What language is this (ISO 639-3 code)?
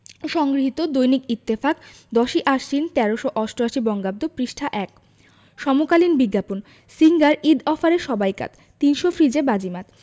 ben